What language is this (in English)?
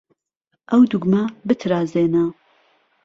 Central Kurdish